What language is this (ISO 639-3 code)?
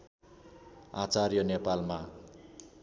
nep